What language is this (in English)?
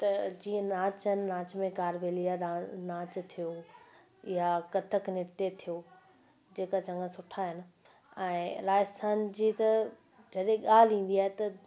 Sindhi